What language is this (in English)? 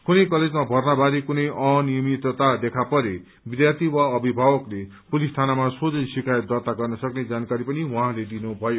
Nepali